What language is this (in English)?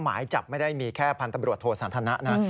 Thai